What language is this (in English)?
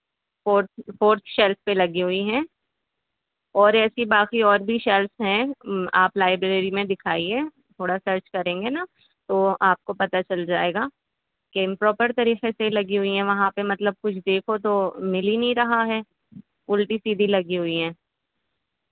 Urdu